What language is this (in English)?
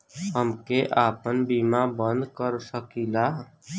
Bhojpuri